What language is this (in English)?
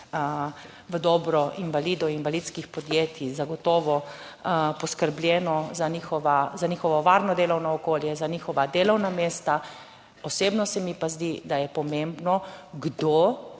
Slovenian